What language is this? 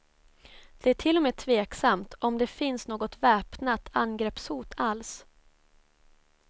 Swedish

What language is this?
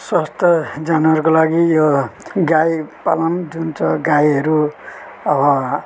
Nepali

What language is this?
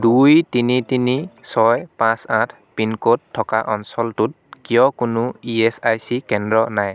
Assamese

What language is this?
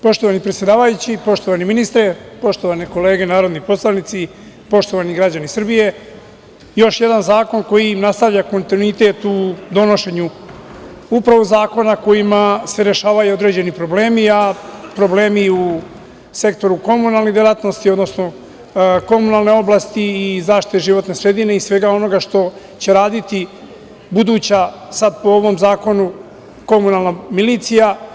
Serbian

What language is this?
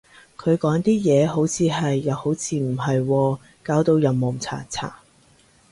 Cantonese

